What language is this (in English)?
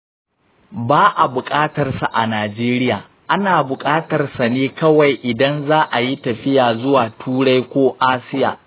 Hausa